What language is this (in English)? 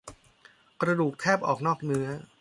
Thai